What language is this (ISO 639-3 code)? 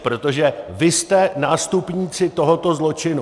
ces